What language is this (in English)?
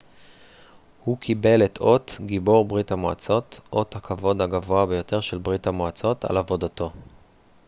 Hebrew